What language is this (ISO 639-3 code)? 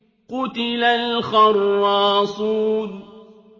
ara